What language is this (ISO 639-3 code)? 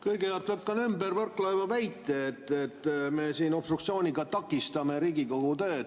est